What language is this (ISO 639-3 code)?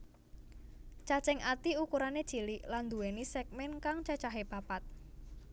jav